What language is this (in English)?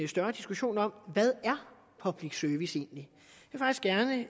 Danish